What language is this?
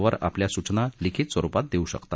Marathi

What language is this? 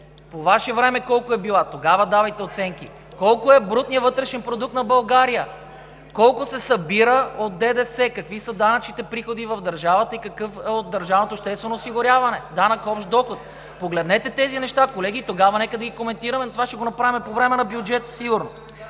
Bulgarian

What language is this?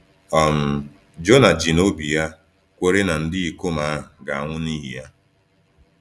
Igbo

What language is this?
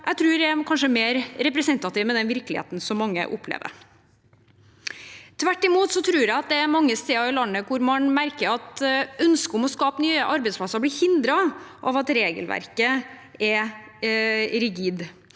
Norwegian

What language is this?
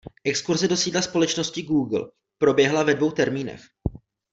Czech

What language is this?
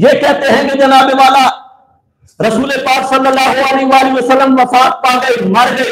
Hindi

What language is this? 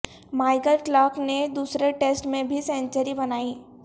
Urdu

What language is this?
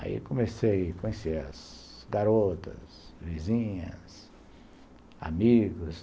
Portuguese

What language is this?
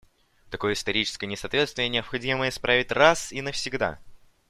Russian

